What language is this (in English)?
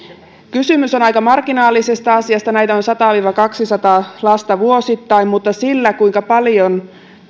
Finnish